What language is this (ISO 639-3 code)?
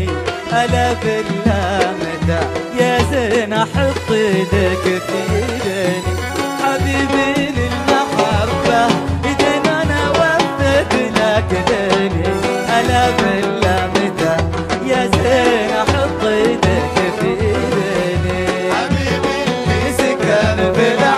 ara